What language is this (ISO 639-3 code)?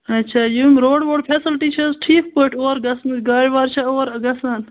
kas